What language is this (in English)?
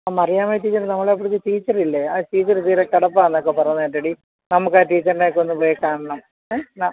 Malayalam